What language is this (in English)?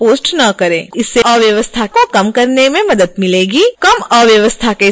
Hindi